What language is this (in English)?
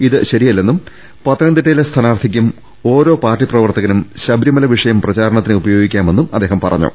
Malayalam